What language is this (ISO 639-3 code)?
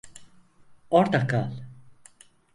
tur